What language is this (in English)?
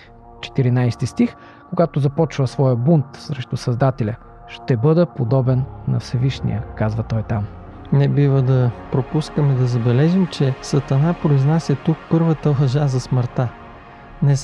Bulgarian